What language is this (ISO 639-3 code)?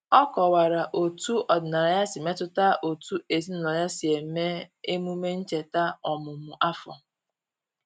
ibo